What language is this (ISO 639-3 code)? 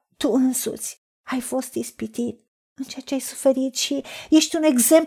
ron